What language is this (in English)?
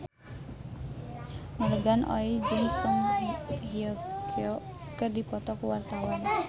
Sundanese